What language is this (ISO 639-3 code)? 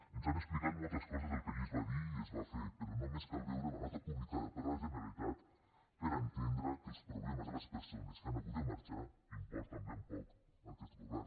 cat